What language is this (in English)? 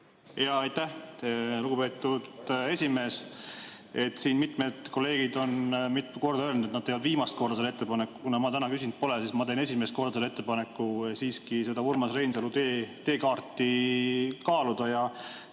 Estonian